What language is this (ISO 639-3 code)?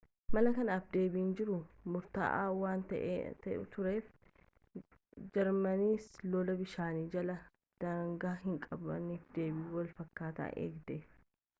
orm